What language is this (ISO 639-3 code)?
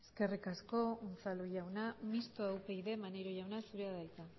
eus